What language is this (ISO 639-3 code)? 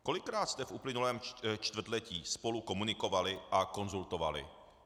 ces